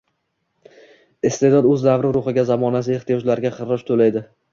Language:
Uzbek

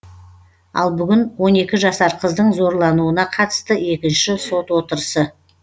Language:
Kazakh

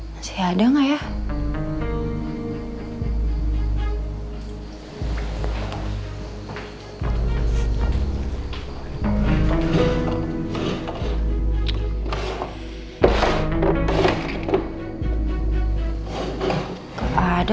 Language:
Indonesian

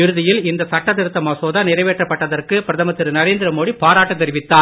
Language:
Tamil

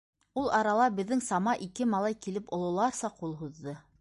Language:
Bashkir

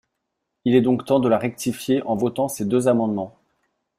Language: French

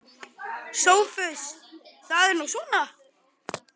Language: Icelandic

